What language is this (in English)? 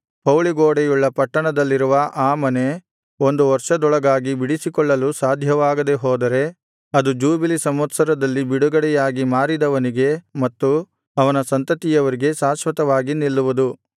Kannada